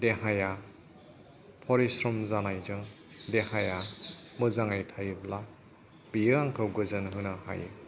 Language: Bodo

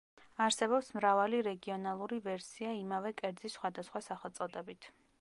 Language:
Georgian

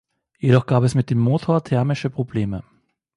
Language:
German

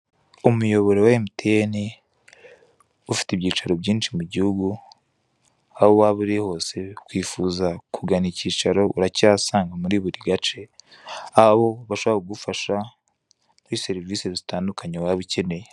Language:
Kinyarwanda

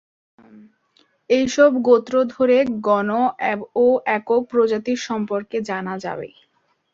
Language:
Bangla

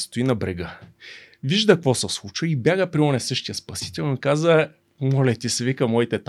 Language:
Bulgarian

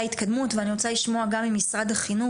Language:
Hebrew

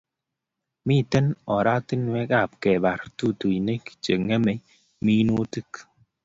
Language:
Kalenjin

